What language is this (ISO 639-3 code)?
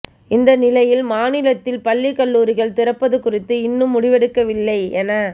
tam